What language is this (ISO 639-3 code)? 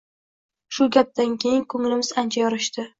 uzb